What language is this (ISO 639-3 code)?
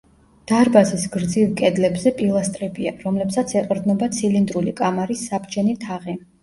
kat